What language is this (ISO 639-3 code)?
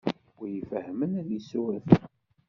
kab